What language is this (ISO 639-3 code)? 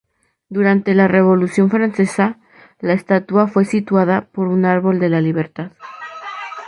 spa